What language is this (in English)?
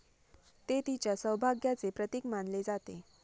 Marathi